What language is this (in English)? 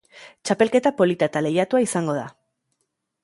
Basque